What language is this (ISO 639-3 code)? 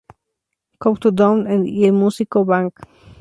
spa